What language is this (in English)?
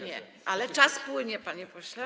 Polish